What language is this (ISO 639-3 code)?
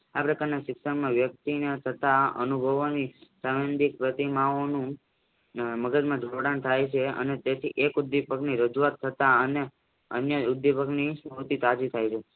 guj